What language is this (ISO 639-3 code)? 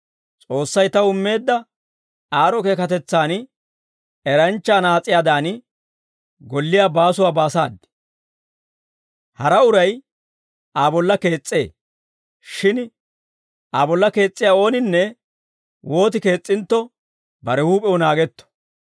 dwr